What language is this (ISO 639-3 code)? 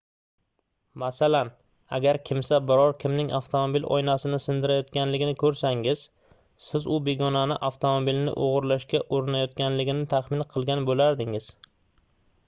uzb